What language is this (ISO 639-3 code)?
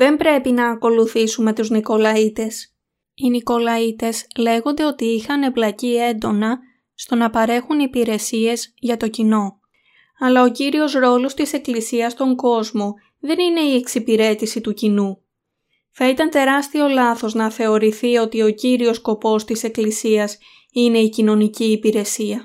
ell